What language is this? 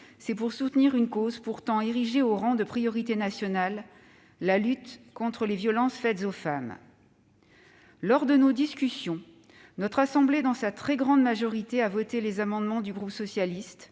French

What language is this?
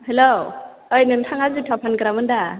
Bodo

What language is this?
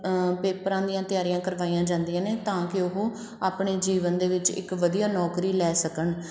Punjabi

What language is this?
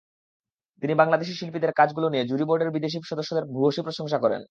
Bangla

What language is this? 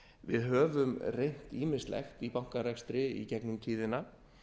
Icelandic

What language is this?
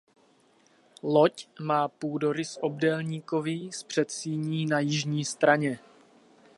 Czech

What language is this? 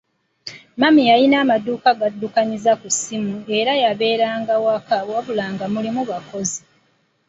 Ganda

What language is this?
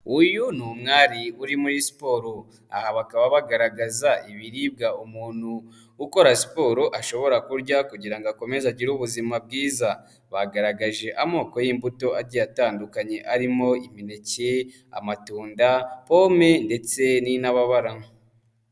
Kinyarwanda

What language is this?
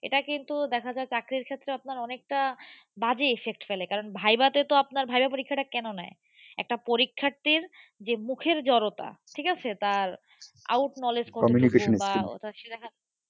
Bangla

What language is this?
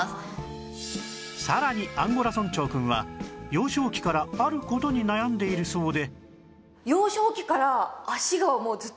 Japanese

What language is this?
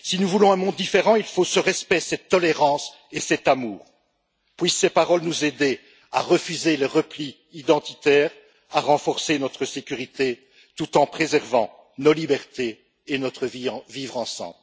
French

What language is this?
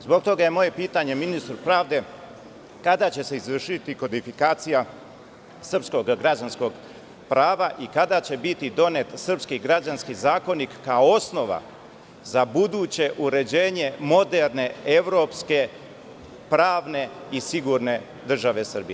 Serbian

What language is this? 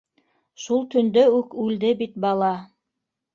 Bashkir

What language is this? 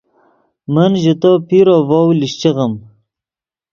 Yidgha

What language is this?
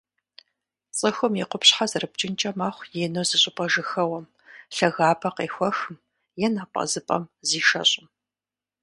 Kabardian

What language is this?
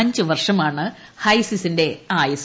Malayalam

